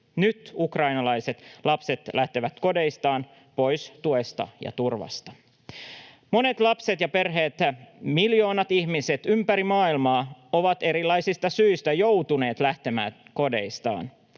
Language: Finnish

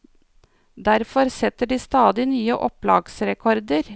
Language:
Norwegian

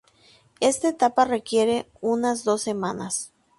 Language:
Spanish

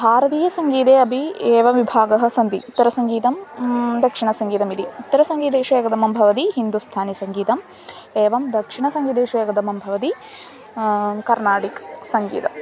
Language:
Sanskrit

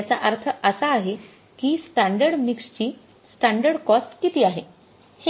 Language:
Marathi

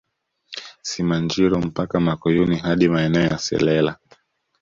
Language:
Swahili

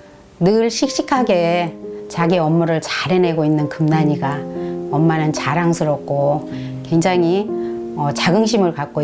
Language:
Korean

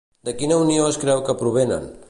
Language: Catalan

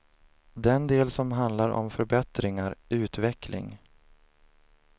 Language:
Swedish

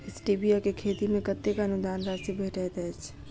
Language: Maithili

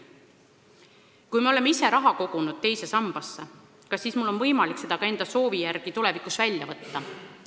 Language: Estonian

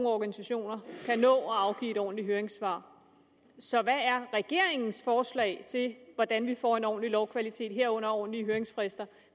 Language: Danish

